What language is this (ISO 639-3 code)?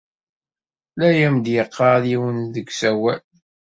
kab